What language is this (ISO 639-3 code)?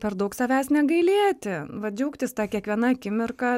lit